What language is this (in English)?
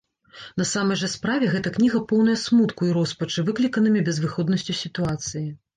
Belarusian